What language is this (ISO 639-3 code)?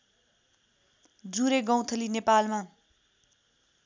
nep